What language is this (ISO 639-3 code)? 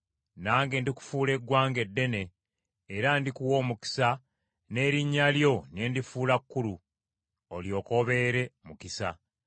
lug